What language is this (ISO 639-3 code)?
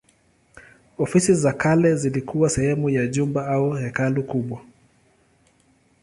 swa